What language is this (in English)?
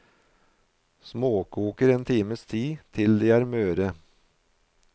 Norwegian